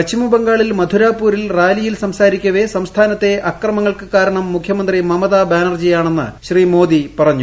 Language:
Malayalam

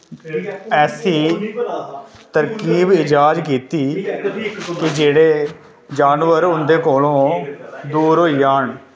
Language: Dogri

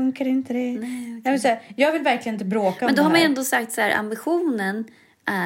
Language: Swedish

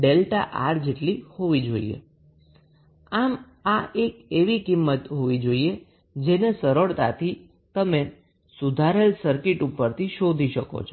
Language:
Gujarati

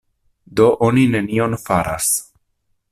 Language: Esperanto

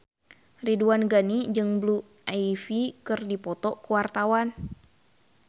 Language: Sundanese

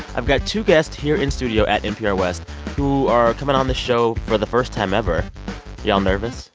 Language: English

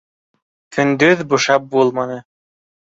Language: Bashkir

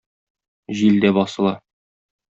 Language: Tatar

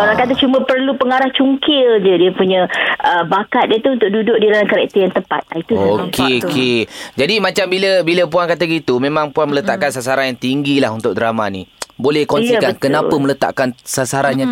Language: Malay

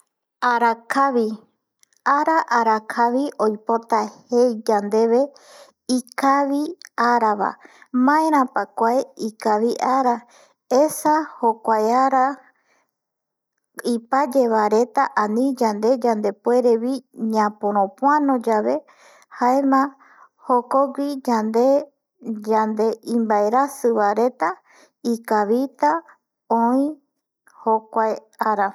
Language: Eastern Bolivian Guaraní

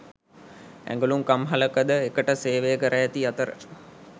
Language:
Sinhala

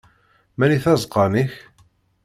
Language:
Kabyle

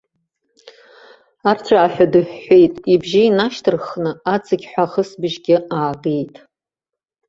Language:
Abkhazian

